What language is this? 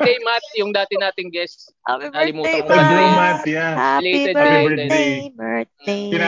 Filipino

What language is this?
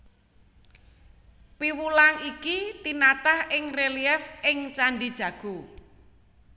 Javanese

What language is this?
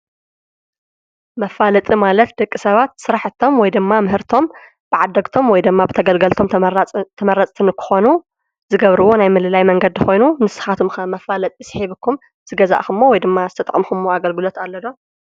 Tigrinya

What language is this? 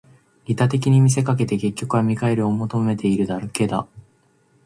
Japanese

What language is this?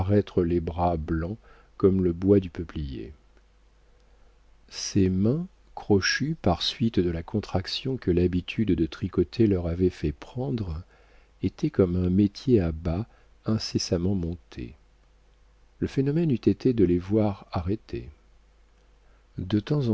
French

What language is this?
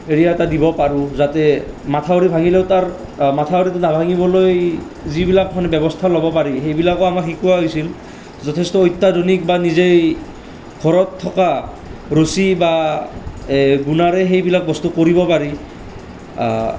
Assamese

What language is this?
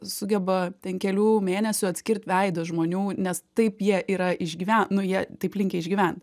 Lithuanian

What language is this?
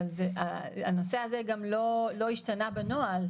Hebrew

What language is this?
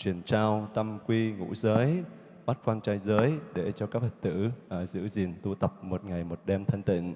Vietnamese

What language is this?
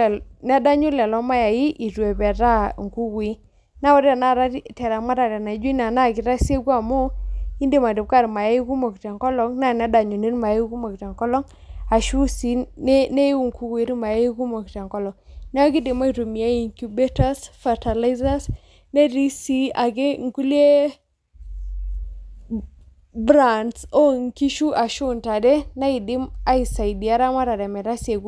Masai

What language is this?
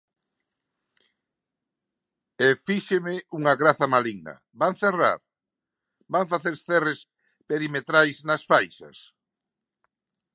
Galician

